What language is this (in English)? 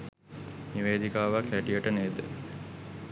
Sinhala